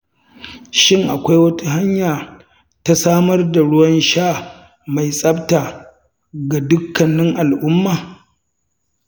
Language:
Hausa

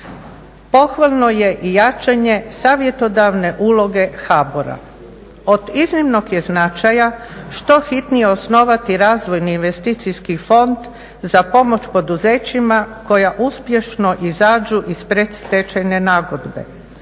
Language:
Croatian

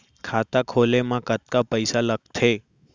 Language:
Chhattisgarhi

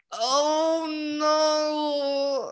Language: English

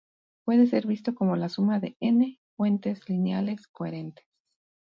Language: Spanish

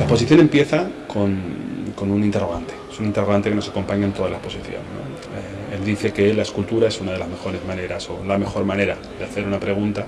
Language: Spanish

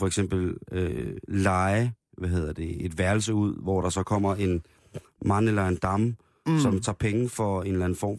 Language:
Danish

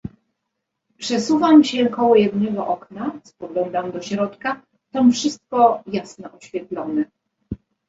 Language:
Polish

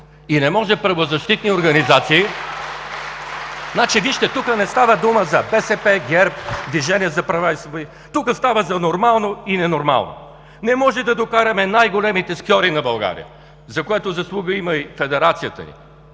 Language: Bulgarian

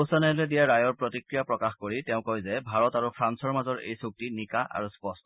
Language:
Assamese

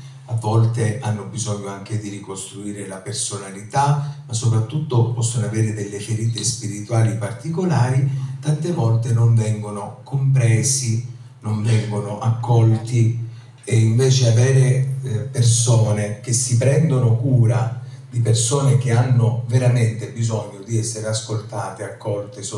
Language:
Italian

